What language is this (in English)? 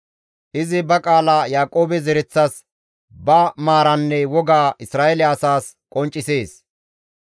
Gamo